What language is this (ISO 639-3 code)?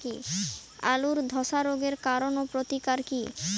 ben